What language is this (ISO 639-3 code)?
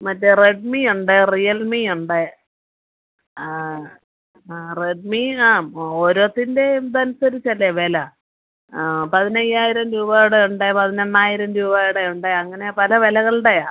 mal